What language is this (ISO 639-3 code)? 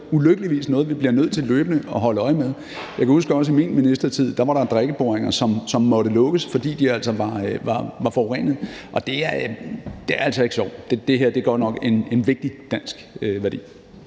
dan